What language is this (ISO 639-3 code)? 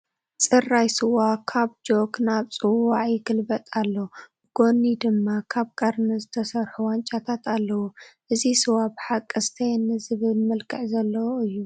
tir